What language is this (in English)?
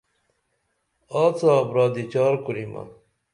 Dameli